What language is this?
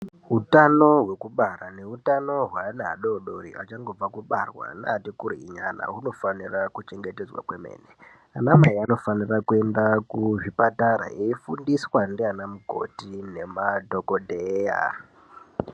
Ndau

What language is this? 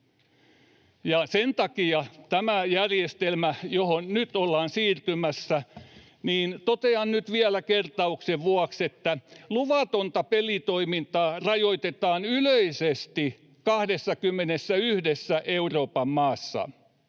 Finnish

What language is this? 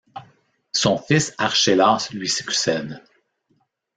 French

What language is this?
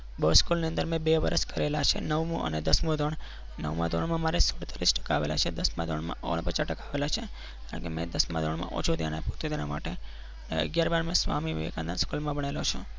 Gujarati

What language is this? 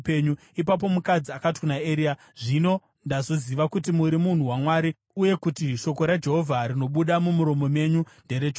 Shona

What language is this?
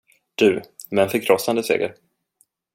Swedish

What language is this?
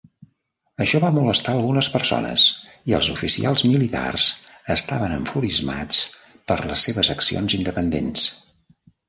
Catalan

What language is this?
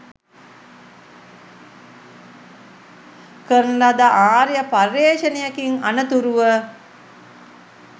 Sinhala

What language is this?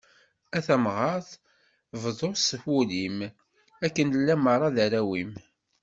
Kabyle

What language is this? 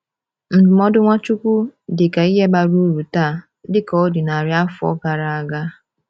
Igbo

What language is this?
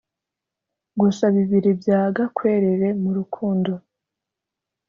Kinyarwanda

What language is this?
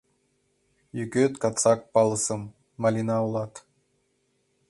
Mari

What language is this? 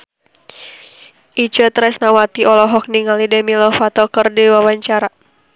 Sundanese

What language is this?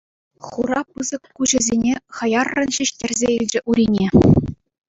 Chuvash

